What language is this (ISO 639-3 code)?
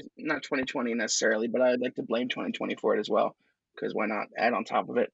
eng